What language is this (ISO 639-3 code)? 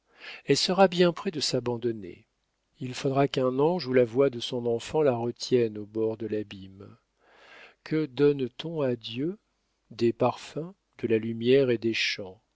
fra